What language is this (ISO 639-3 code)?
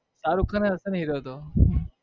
guj